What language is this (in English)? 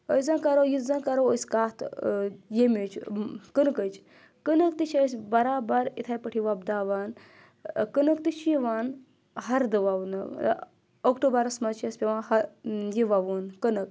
Kashmiri